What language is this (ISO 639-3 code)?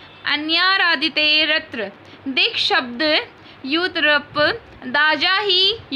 hin